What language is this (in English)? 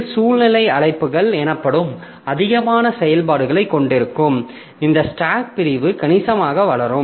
Tamil